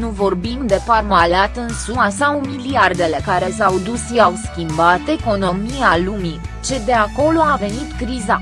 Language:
Romanian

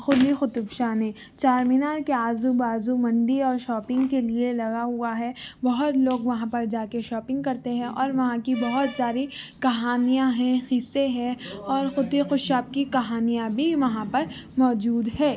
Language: Urdu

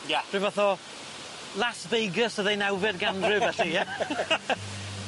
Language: Welsh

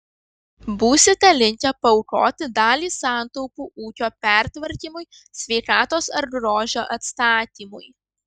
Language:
Lithuanian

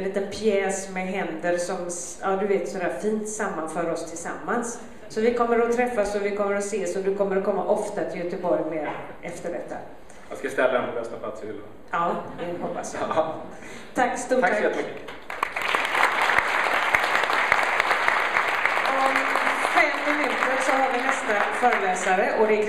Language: Swedish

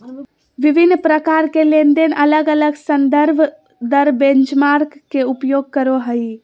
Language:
Magahi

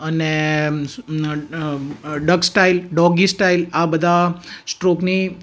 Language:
Gujarati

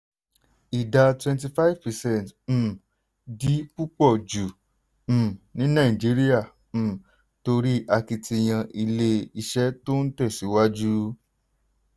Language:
Yoruba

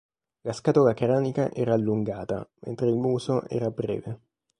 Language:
Italian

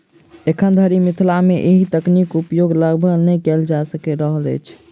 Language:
Maithili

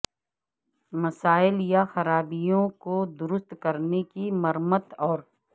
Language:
Urdu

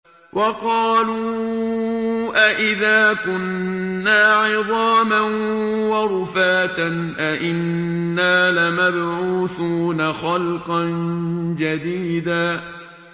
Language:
Arabic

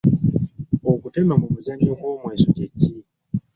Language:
Ganda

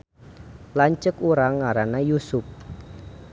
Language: Sundanese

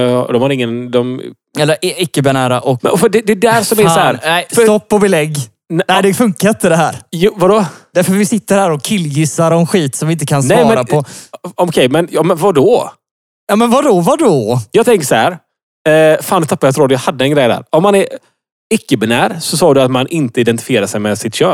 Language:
Swedish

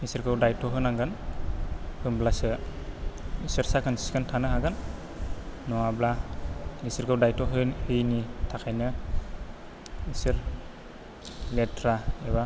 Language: Bodo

